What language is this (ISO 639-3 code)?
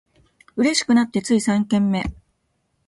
jpn